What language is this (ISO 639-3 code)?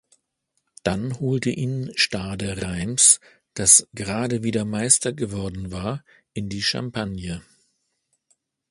deu